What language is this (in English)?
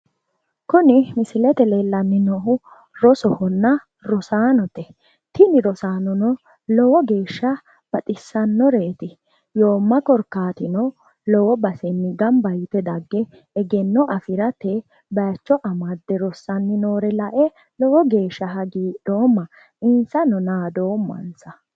Sidamo